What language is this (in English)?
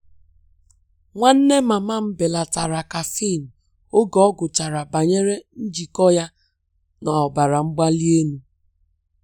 Igbo